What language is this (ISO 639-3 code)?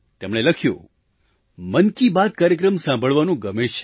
guj